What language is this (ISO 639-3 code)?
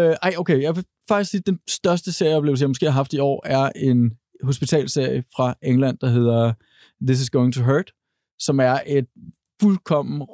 dan